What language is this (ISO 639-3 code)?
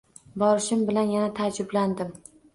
uzb